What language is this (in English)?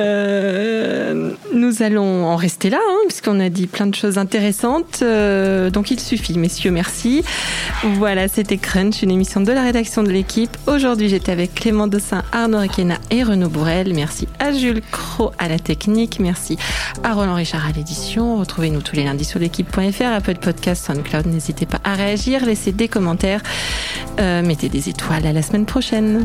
French